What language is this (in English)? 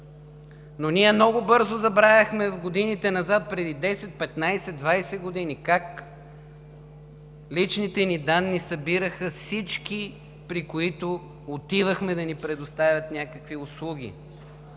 Bulgarian